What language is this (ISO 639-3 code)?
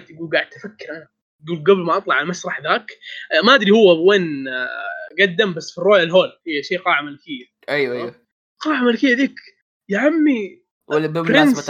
ara